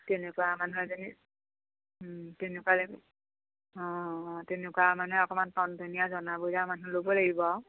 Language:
Assamese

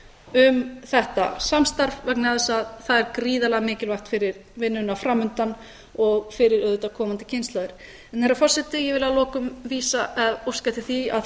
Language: Icelandic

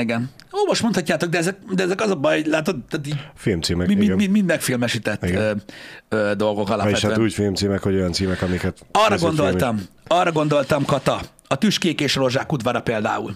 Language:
Hungarian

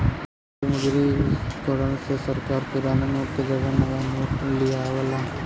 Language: Bhojpuri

